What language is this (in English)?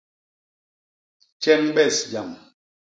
Basaa